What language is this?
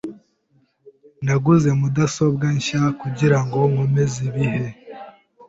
Kinyarwanda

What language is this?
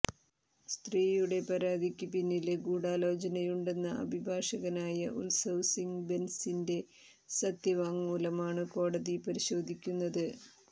Malayalam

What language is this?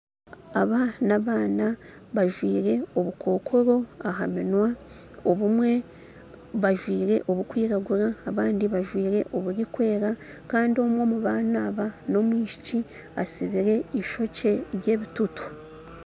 Nyankole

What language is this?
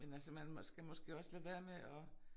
Danish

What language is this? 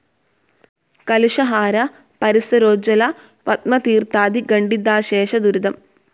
Malayalam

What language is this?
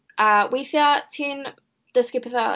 Welsh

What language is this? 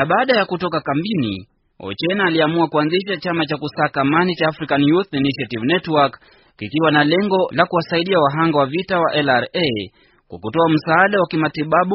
Swahili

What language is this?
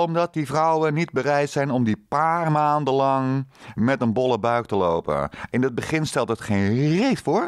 Dutch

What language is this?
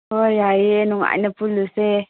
Manipuri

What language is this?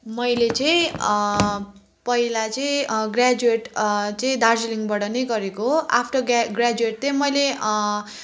Nepali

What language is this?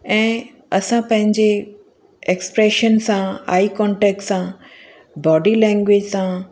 Sindhi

